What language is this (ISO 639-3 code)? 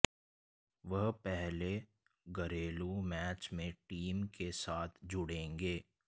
hin